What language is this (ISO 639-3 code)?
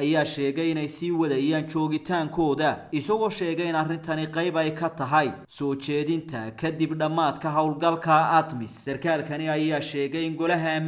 ara